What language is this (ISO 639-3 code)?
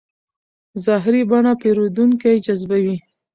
pus